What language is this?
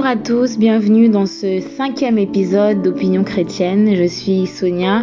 French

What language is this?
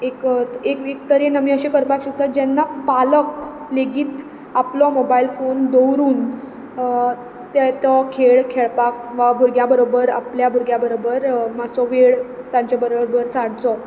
Konkani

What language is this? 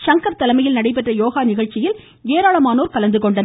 Tamil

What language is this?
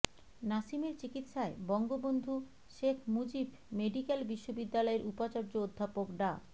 Bangla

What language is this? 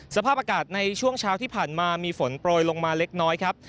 Thai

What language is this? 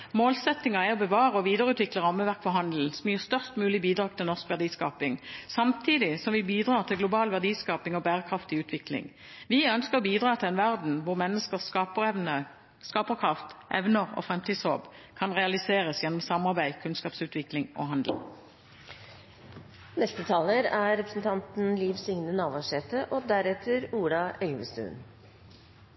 Norwegian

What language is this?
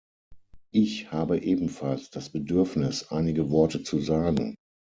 German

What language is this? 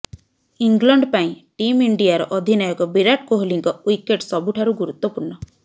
Odia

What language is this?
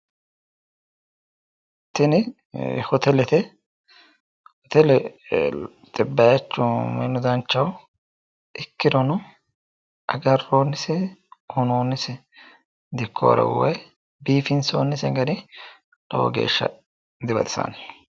Sidamo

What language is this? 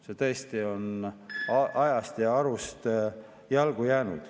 Estonian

